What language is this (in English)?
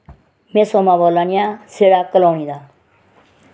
Dogri